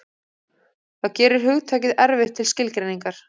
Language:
Icelandic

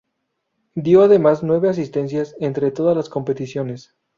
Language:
Spanish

